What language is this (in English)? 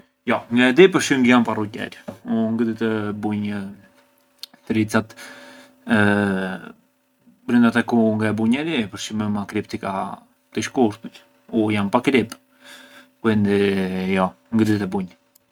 Arbëreshë Albanian